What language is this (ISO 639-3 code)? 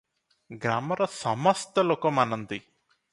ori